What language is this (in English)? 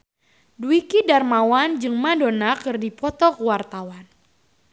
Sundanese